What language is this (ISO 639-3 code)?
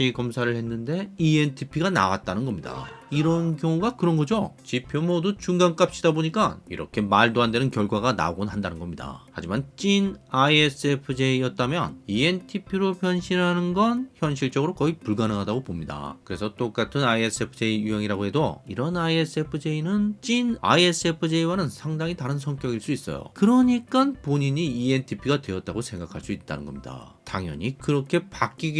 kor